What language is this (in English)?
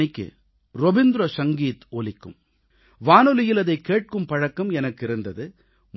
Tamil